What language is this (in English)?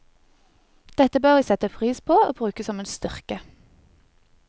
Norwegian